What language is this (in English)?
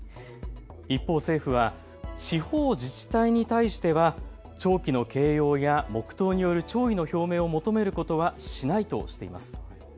Japanese